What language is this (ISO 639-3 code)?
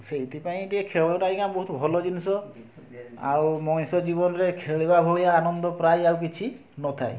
ori